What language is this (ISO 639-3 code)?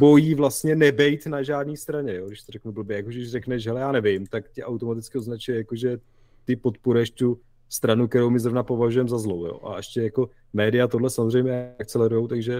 ces